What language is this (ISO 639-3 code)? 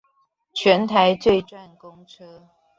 zho